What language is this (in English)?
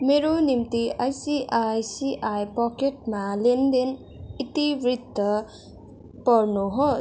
Nepali